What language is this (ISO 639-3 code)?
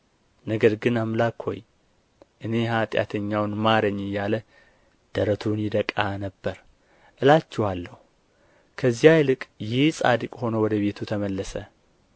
amh